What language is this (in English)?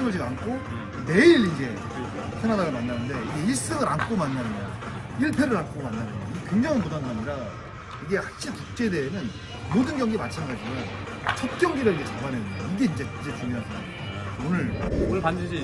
Korean